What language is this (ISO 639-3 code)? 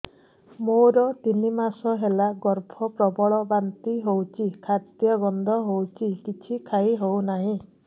ori